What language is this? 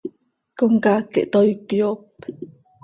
Seri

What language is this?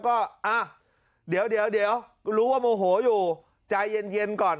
Thai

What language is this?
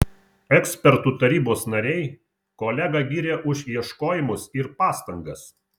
Lithuanian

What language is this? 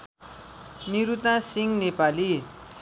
Nepali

